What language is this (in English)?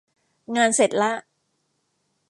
Thai